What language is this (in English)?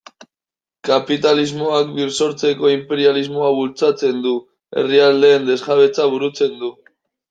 Basque